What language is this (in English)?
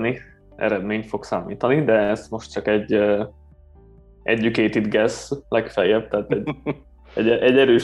Hungarian